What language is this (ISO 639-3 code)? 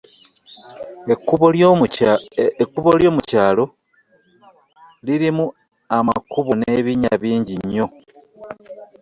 lug